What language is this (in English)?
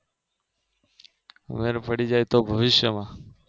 Gujarati